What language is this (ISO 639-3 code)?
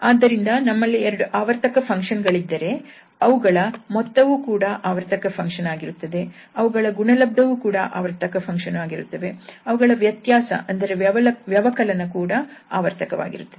kan